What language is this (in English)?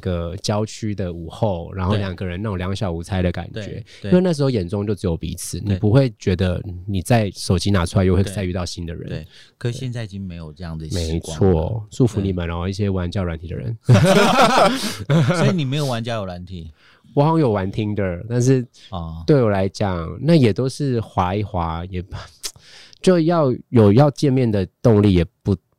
Chinese